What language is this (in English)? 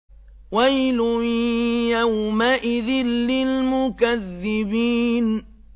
Arabic